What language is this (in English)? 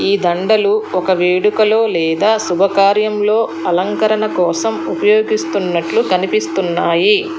Telugu